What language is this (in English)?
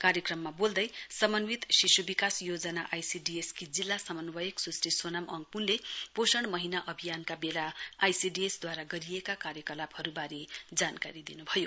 Nepali